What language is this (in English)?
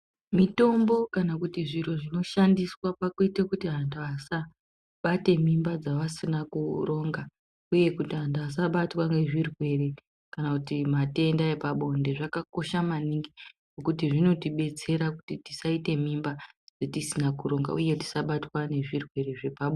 Ndau